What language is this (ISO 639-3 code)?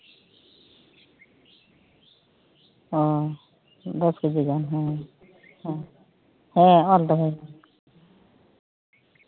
sat